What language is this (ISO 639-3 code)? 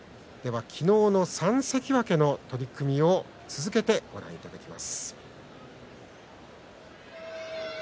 jpn